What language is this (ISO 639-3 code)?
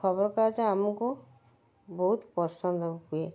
ori